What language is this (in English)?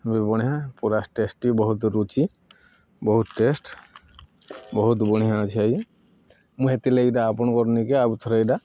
Odia